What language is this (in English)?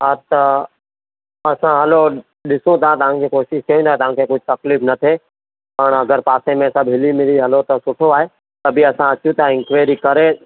Sindhi